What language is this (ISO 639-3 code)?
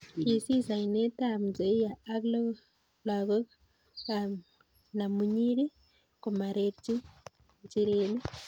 kln